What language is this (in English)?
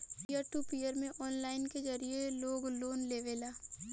Bhojpuri